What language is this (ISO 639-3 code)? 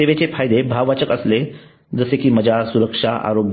mar